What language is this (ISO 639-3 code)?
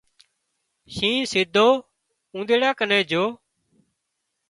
kxp